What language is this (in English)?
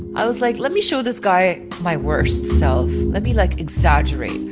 English